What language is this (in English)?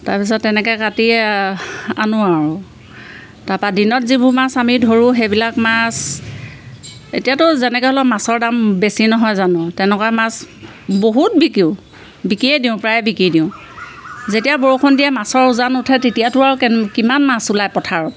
Assamese